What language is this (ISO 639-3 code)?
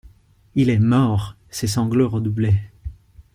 fra